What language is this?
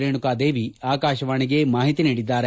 Kannada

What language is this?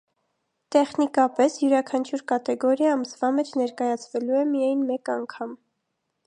Armenian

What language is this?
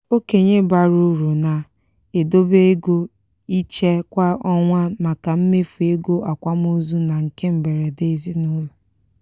Igbo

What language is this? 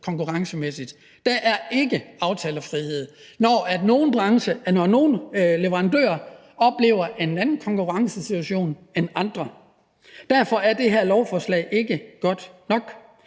Danish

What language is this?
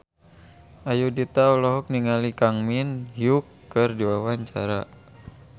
Sundanese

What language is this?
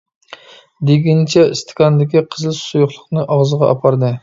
Uyghur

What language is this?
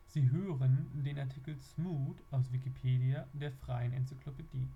German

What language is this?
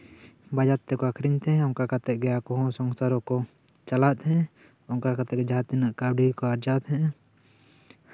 Santali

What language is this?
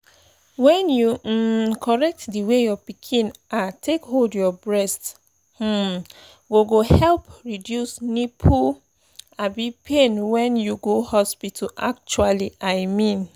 Nigerian Pidgin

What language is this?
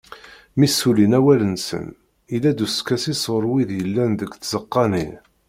Kabyle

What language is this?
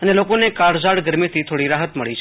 Gujarati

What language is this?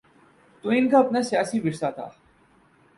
Urdu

